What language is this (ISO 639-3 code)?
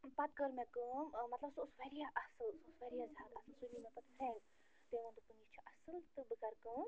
kas